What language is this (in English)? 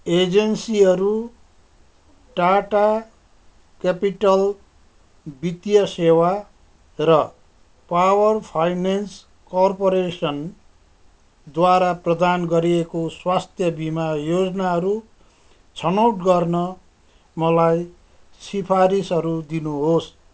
Nepali